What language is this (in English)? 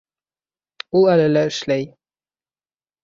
Bashkir